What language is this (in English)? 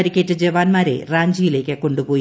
Malayalam